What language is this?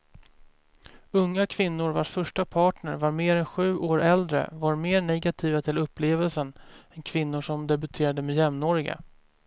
Swedish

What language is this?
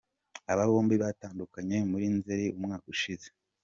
Kinyarwanda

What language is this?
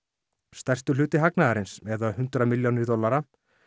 Icelandic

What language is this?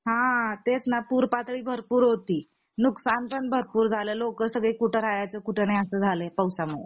Marathi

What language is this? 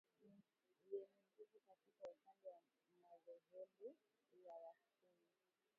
Swahili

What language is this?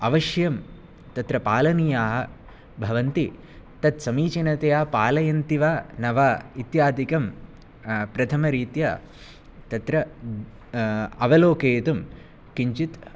Sanskrit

